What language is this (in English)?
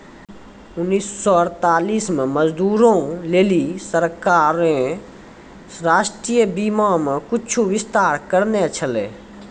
Maithili